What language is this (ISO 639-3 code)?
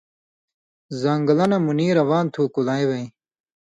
mvy